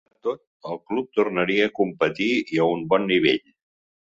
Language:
Catalan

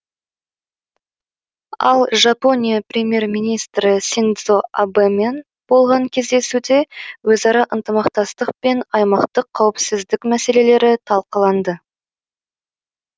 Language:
Kazakh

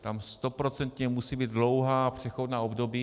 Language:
Czech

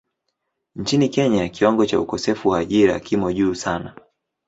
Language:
Swahili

